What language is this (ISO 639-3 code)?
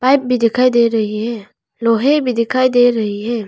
hin